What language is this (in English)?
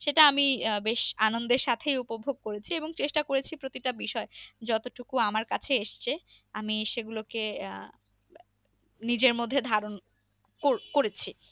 Bangla